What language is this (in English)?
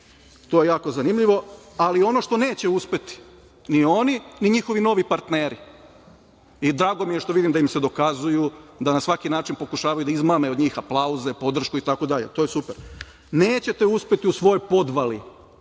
Serbian